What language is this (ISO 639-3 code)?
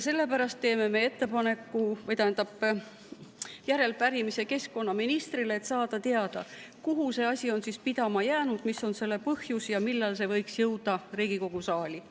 est